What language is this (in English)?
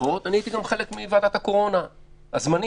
Hebrew